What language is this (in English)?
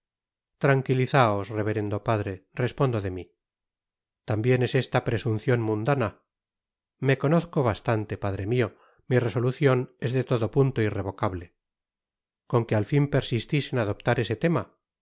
Spanish